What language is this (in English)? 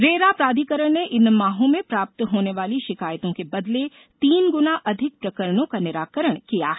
Hindi